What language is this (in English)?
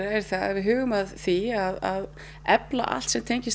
Icelandic